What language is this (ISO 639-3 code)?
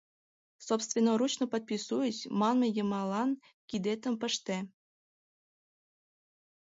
chm